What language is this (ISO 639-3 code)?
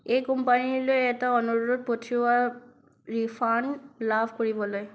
asm